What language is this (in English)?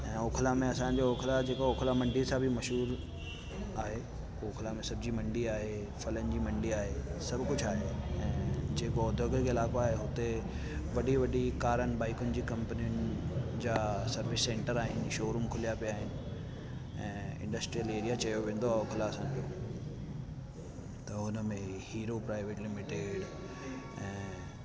Sindhi